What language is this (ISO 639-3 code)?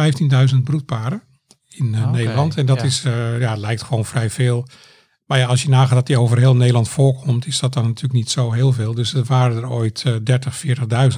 nld